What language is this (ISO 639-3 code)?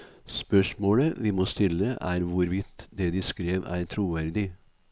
nor